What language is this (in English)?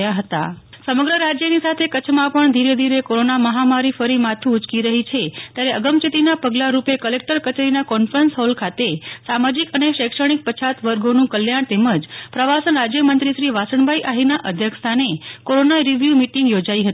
Gujarati